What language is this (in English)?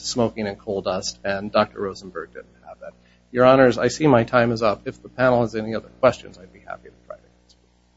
English